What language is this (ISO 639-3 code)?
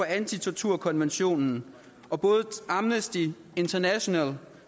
dan